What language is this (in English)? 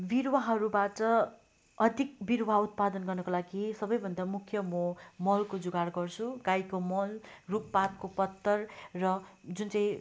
Nepali